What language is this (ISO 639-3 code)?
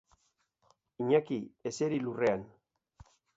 eus